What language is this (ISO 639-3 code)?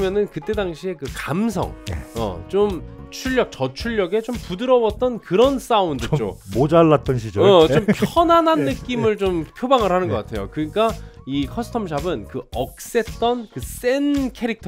kor